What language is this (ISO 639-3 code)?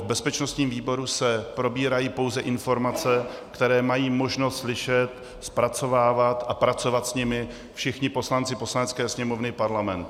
ces